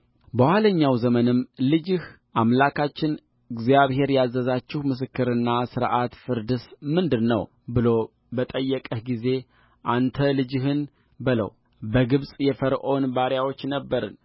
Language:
Amharic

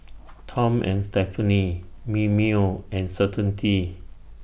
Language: English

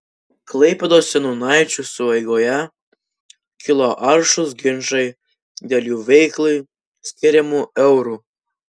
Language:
Lithuanian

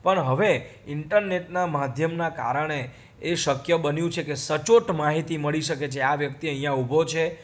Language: Gujarati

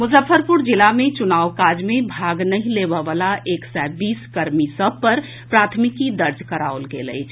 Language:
Maithili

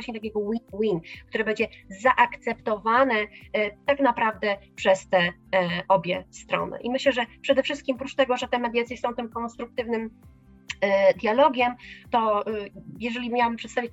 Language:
Polish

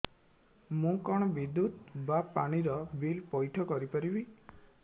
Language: Odia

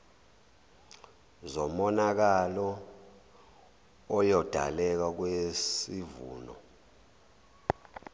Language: Zulu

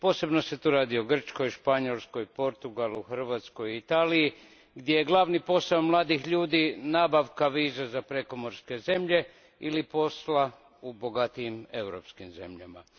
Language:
Croatian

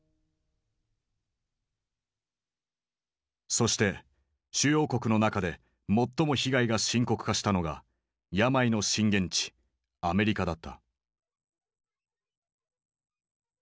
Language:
Japanese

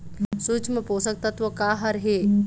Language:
Chhattisgarhi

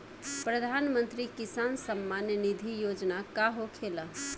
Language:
Bhojpuri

